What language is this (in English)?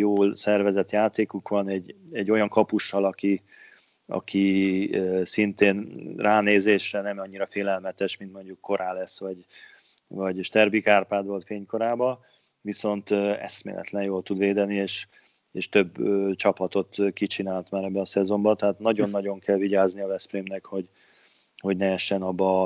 Hungarian